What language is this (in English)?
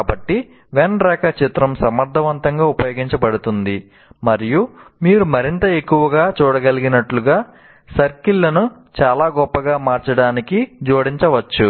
Telugu